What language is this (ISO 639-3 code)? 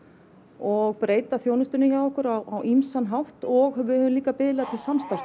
isl